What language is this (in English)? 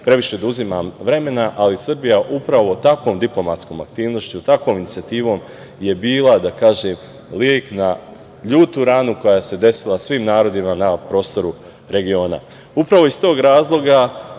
Serbian